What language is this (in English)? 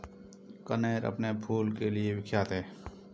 Hindi